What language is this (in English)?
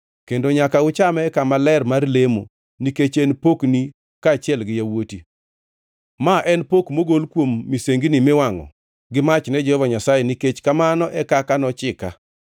Luo (Kenya and Tanzania)